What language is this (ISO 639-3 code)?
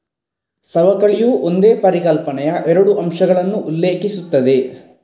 kan